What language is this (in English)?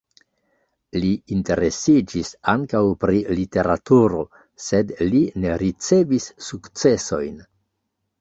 Esperanto